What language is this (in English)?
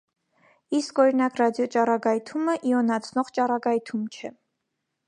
Armenian